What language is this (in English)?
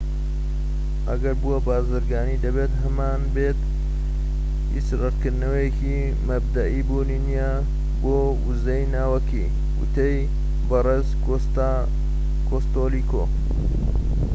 Central Kurdish